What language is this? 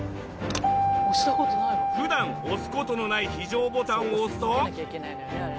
Japanese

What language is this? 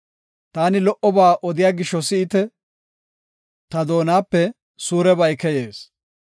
Gofa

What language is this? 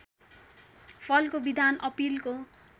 Nepali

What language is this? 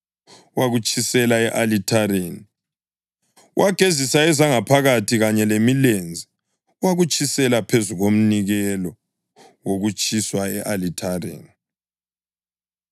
North Ndebele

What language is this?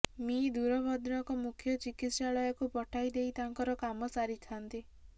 Odia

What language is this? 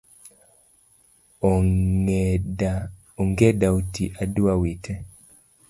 Luo (Kenya and Tanzania)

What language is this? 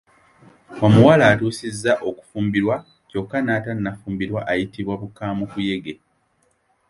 Ganda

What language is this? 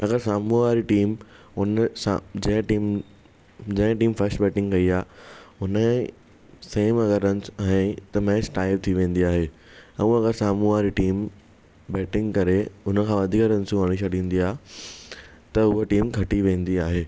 Sindhi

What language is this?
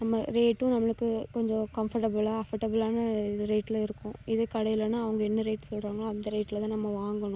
Tamil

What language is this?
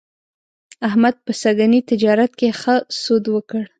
Pashto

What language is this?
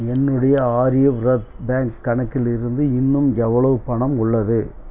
Tamil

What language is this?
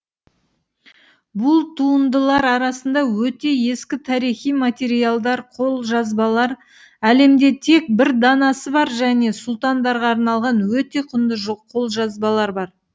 Kazakh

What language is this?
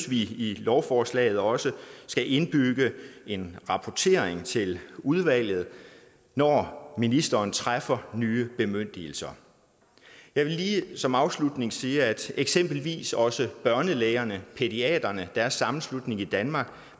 Danish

